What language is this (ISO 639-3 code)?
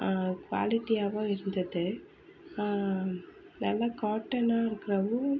tam